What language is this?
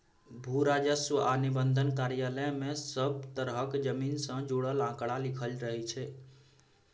Maithili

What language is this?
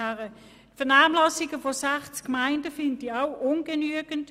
Swiss German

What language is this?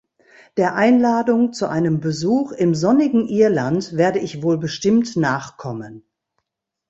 German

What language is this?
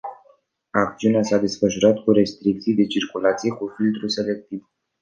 Romanian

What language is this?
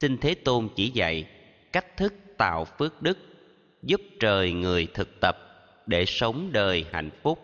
Vietnamese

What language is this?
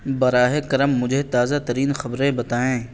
Urdu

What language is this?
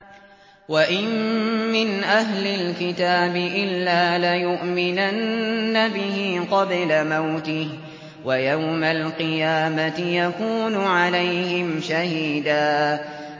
Arabic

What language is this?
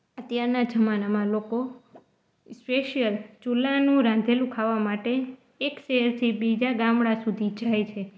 Gujarati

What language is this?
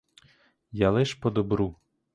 Ukrainian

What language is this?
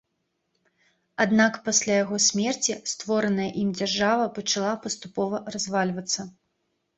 Belarusian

